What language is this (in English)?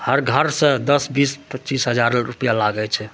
Maithili